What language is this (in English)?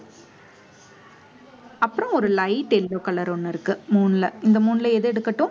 Tamil